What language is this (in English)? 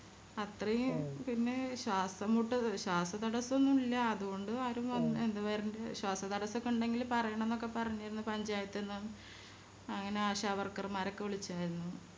Malayalam